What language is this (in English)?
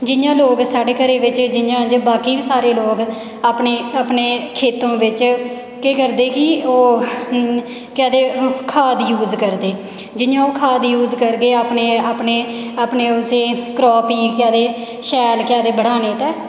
Dogri